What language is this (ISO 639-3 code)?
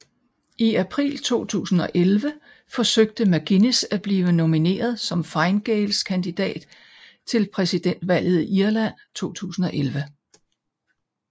dan